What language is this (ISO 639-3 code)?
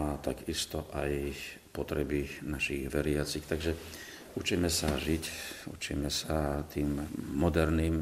slk